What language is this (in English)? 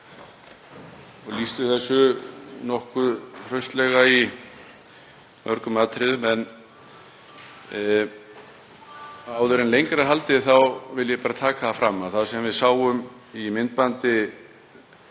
Icelandic